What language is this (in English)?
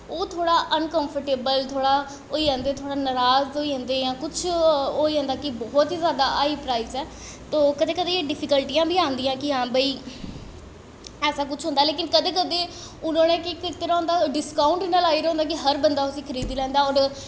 Dogri